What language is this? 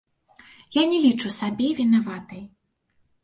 Belarusian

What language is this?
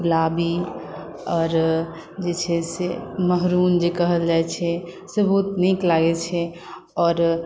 Maithili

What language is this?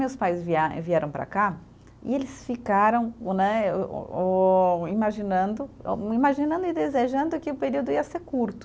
Portuguese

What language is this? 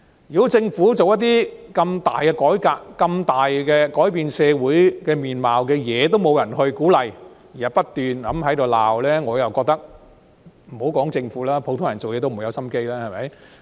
Cantonese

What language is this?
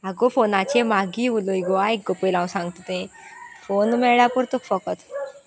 Konkani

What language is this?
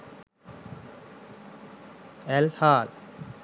Sinhala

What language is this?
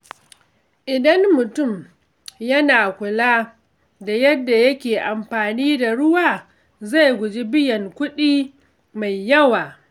Hausa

